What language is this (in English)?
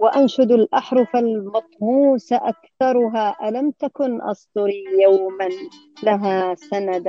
Arabic